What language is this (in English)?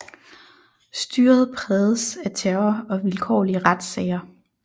Danish